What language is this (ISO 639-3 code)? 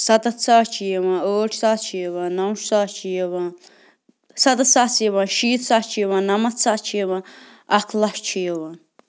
kas